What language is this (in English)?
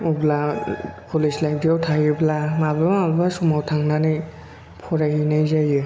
Bodo